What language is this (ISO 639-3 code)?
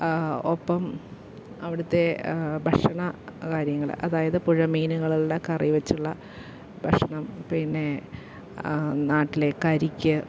mal